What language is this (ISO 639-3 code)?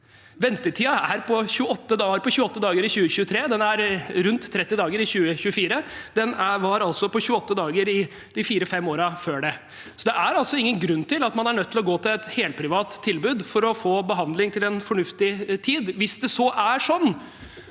nor